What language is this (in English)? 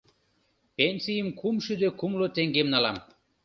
Mari